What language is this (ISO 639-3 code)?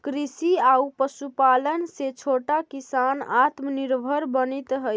mag